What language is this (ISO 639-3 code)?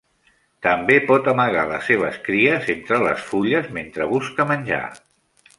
cat